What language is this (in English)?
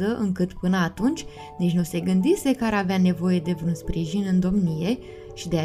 Romanian